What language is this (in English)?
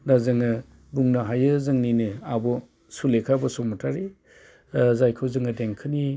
Bodo